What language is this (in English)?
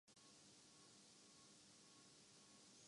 Urdu